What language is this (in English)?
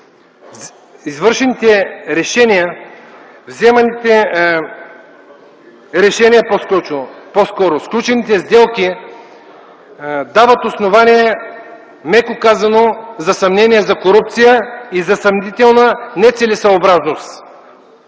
Bulgarian